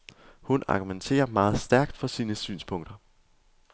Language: Danish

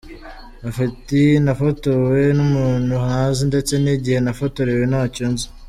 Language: Kinyarwanda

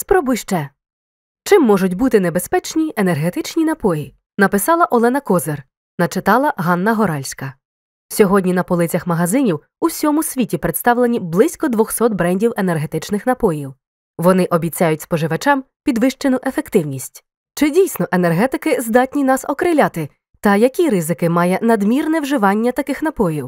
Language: Ukrainian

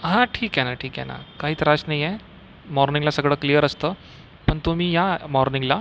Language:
Marathi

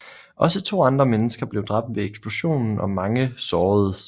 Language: Danish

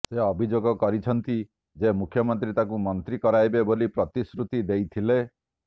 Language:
Odia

